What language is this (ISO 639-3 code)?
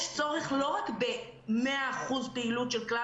heb